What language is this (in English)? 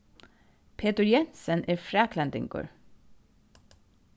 Faroese